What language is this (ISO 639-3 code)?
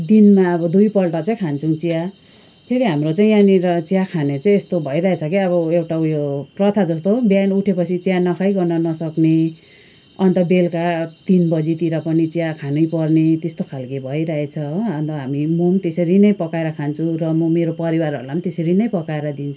nep